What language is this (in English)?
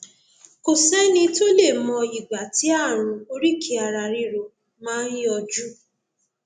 Yoruba